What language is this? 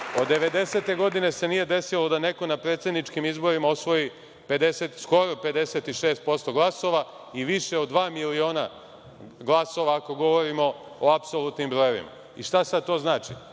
Serbian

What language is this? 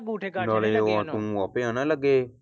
Punjabi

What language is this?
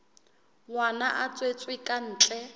Southern Sotho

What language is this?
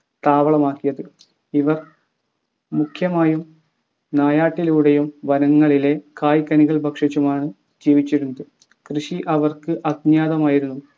Malayalam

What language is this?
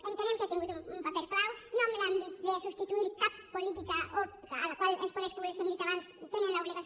Catalan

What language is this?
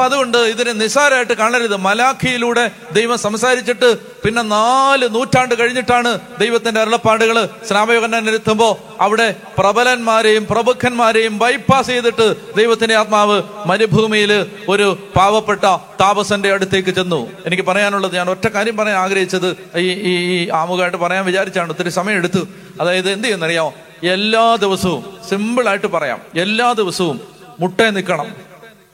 Malayalam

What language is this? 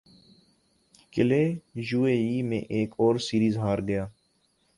Urdu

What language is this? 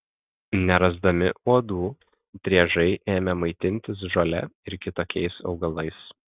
Lithuanian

